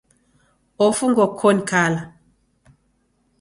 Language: Taita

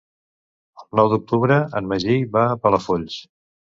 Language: Catalan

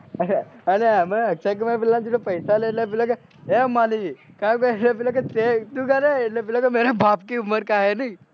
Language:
Gujarati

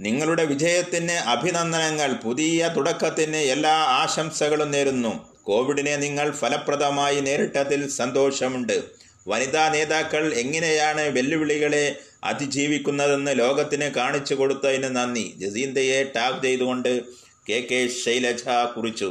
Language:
Malayalam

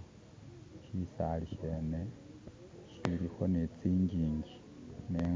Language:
Masaaba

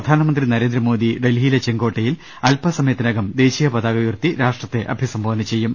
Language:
Malayalam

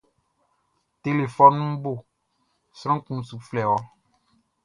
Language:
Baoulé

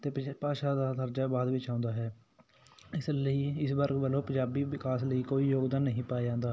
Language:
Punjabi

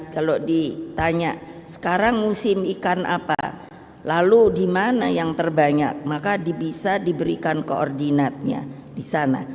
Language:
Indonesian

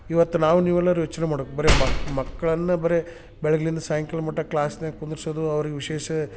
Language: Kannada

